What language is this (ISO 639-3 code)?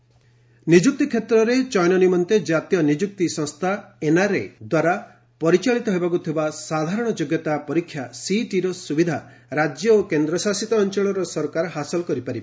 ori